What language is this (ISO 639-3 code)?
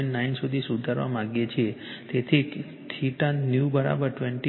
guj